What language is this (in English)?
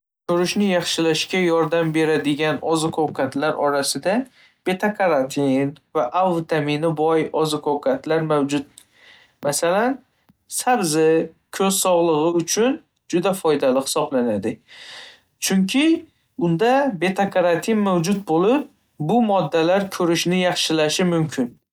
Uzbek